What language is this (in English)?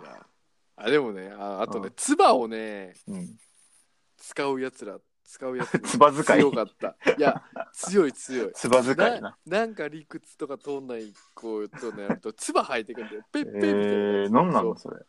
Japanese